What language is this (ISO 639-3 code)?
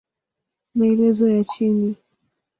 swa